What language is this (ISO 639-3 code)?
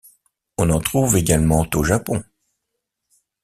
fra